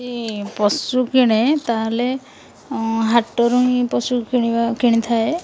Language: Odia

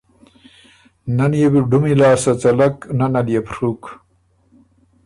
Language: Ormuri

